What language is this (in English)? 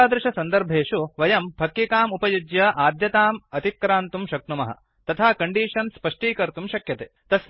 Sanskrit